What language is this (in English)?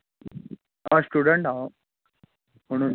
Konkani